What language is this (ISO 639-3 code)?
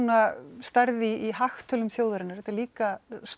isl